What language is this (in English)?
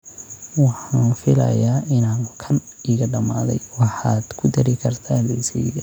Somali